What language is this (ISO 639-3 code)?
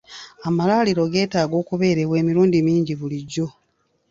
lug